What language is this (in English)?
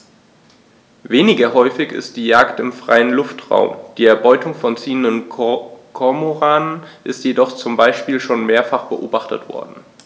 German